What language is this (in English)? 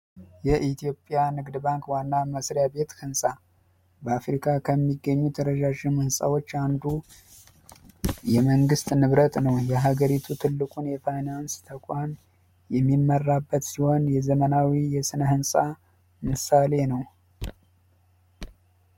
Amharic